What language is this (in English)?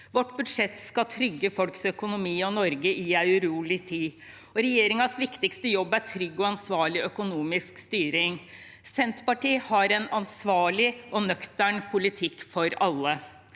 Norwegian